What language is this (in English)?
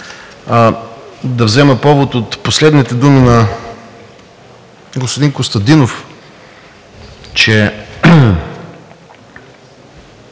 Bulgarian